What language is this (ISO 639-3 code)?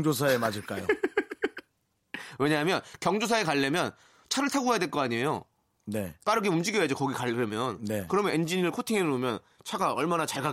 kor